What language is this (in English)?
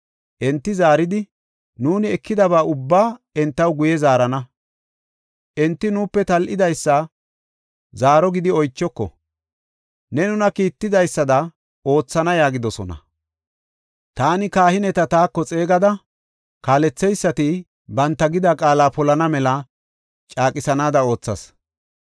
Gofa